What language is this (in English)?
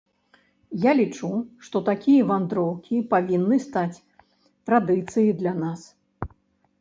Belarusian